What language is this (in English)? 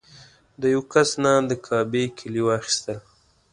Pashto